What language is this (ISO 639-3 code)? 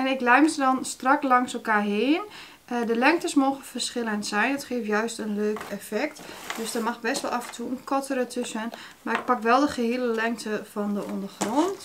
nld